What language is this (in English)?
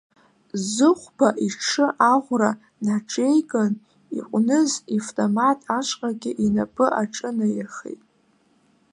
Abkhazian